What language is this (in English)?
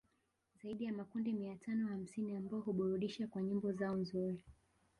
Swahili